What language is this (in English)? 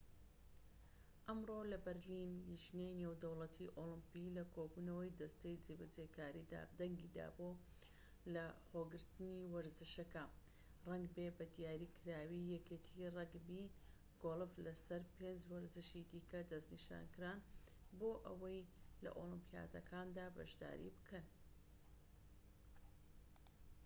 Central Kurdish